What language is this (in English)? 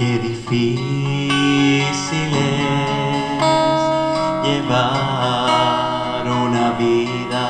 Romanian